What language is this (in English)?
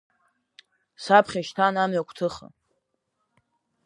Abkhazian